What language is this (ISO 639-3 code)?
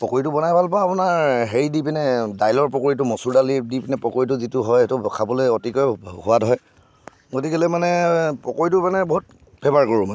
asm